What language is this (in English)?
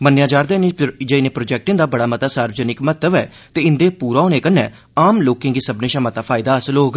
Dogri